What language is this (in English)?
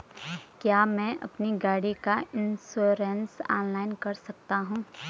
Hindi